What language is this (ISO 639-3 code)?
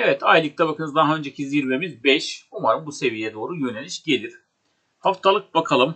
tur